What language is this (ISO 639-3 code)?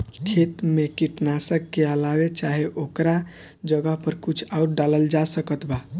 bho